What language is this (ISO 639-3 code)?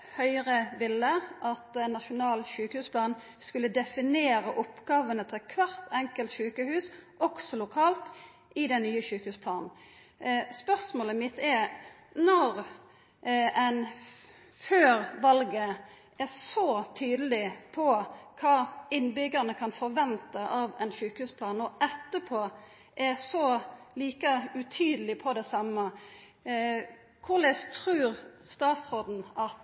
nno